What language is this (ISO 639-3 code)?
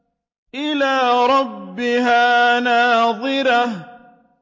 ara